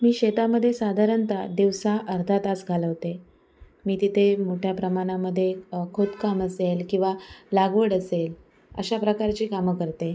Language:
Marathi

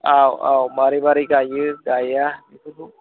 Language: Bodo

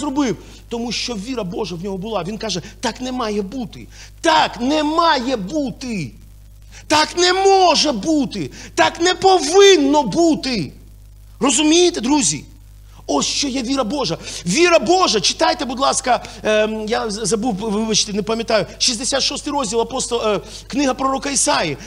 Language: Ukrainian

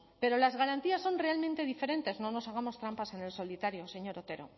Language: Spanish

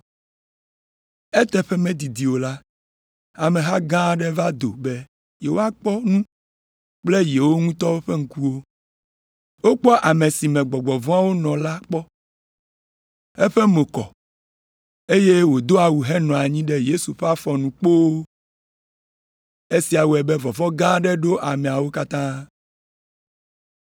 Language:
Ewe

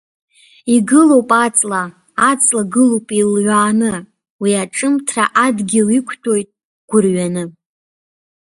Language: Abkhazian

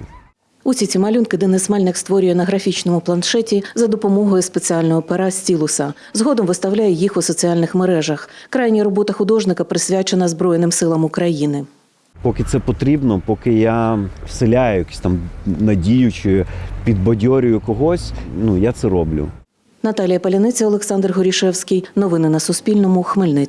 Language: Ukrainian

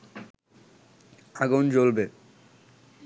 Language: Bangla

